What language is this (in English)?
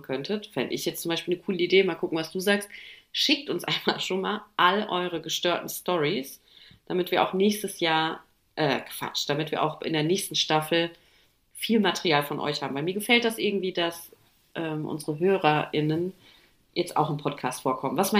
German